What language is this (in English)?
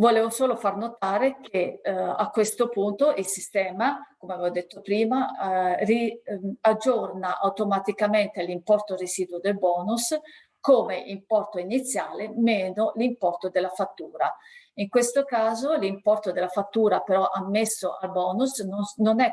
Italian